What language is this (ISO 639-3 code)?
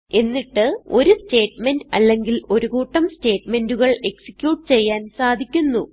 mal